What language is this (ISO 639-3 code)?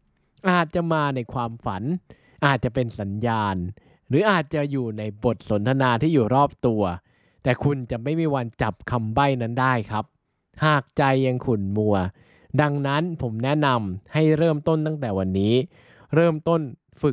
tha